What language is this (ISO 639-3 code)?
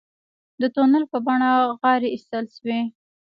pus